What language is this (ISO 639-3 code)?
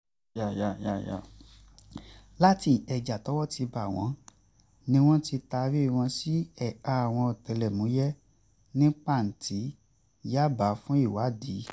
yor